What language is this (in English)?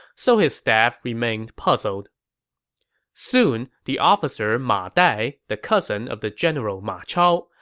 English